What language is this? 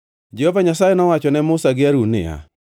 Luo (Kenya and Tanzania)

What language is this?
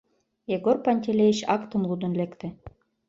Mari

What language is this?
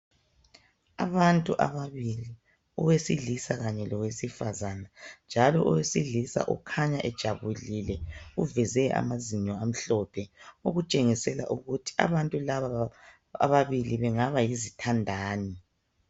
North Ndebele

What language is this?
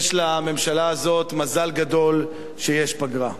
Hebrew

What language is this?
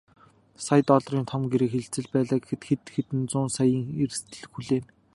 Mongolian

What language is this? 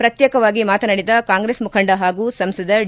Kannada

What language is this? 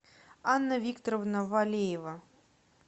Russian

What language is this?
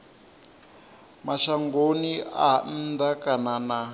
Venda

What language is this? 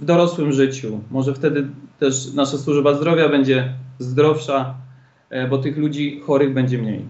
Polish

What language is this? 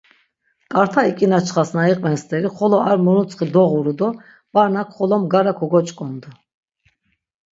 Laz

